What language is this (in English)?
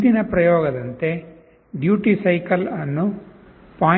Kannada